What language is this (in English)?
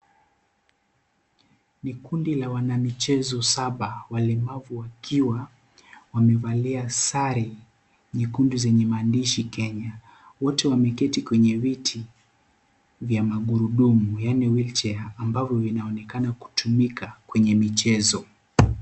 Swahili